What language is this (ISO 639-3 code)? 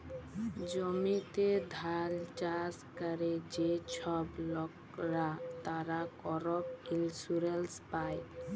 ben